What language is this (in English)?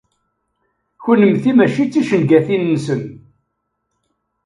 Kabyle